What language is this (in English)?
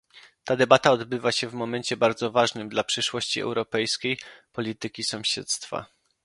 Polish